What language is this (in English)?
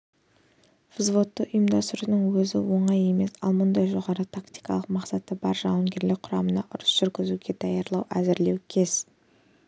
Kazakh